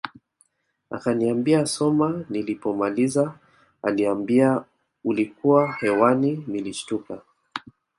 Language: Swahili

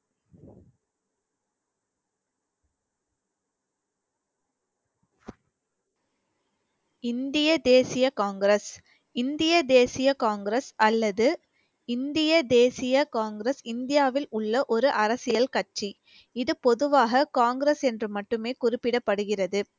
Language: Tamil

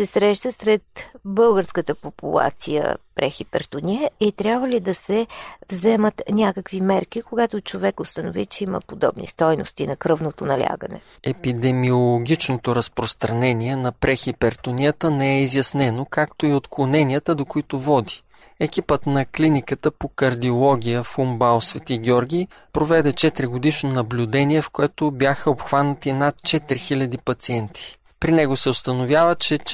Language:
Bulgarian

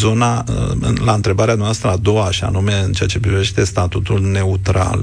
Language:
Romanian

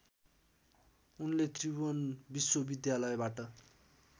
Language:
Nepali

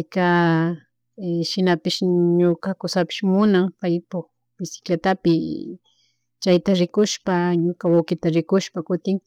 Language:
Chimborazo Highland Quichua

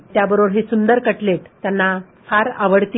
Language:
Marathi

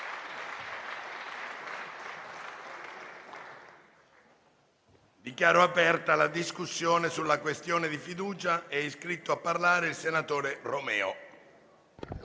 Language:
Italian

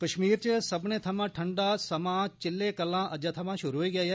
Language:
Dogri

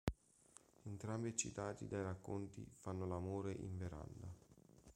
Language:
Italian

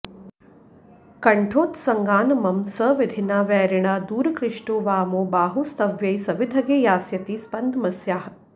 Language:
Sanskrit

